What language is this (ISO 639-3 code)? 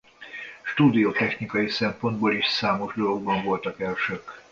hun